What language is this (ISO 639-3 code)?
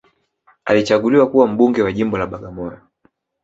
swa